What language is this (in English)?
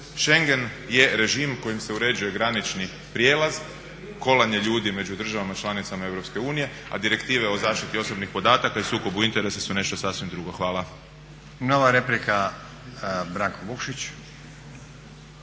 Croatian